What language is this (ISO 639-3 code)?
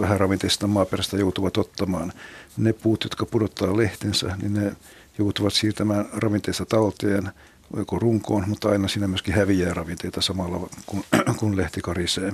fin